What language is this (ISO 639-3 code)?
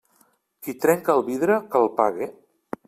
cat